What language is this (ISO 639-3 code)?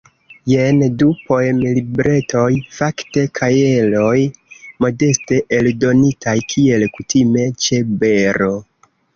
epo